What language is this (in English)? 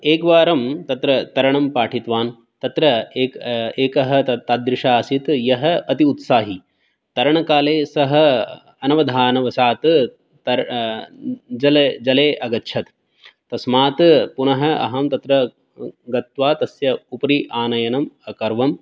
Sanskrit